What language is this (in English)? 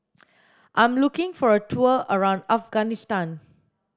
English